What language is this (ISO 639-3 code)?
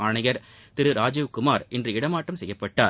tam